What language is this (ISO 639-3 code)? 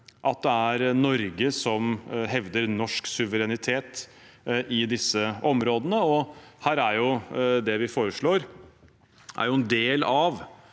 nor